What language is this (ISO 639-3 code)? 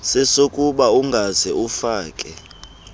xho